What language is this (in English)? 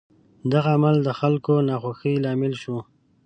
Pashto